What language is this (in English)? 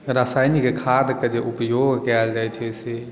Maithili